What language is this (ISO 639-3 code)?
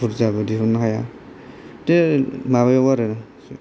brx